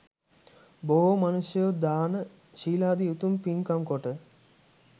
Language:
Sinhala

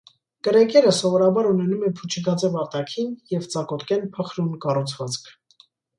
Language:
Armenian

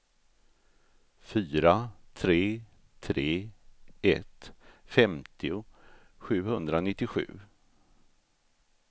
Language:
Swedish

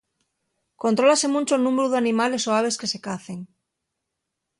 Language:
Asturian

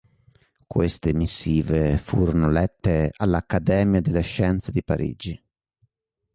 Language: Italian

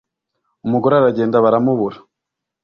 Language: Kinyarwanda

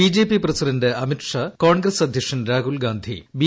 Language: Malayalam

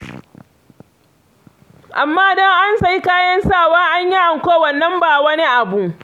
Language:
Hausa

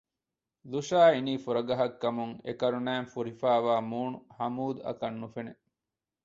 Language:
Divehi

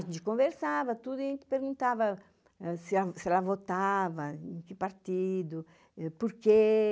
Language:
Portuguese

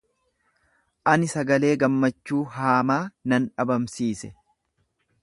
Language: Oromo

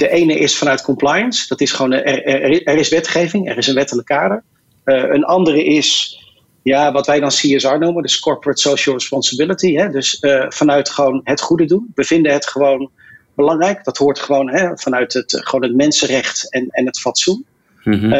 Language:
Dutch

